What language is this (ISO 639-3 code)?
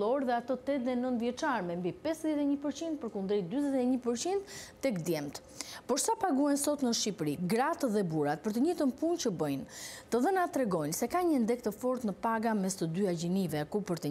ron